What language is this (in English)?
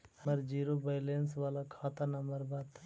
Magahi